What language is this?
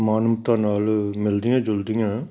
Punjabi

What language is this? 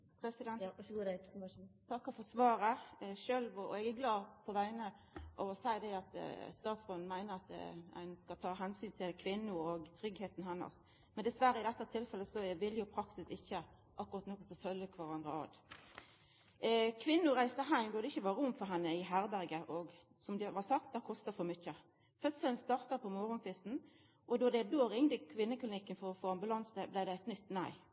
Norwegian Nynorsk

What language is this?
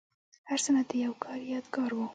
Pashto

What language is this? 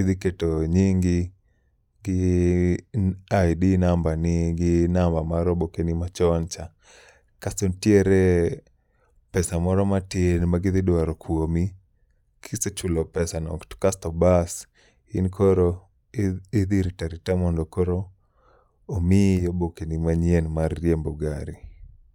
Luo (Kenya and Tanzania)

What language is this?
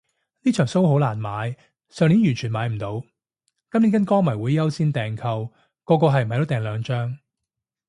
Cantonese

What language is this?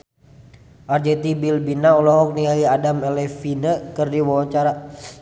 Sundanese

